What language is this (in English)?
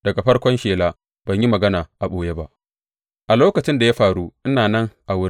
Hausa